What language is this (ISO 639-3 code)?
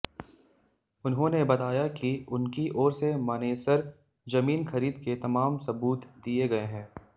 hin